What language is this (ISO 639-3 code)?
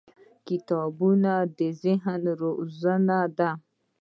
pus